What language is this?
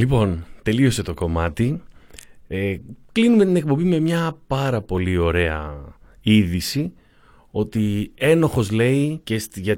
Greek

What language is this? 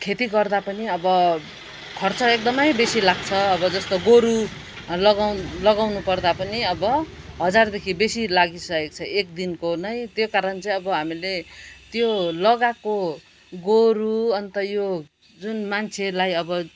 Nepali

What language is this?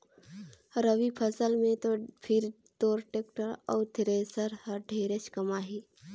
Chhattisgarhi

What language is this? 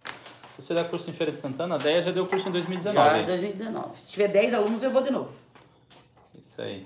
Portuguese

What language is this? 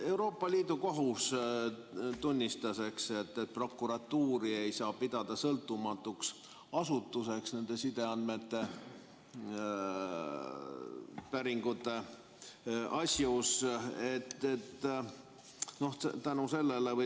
Estonian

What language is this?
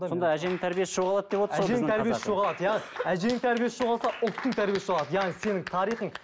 Kazakh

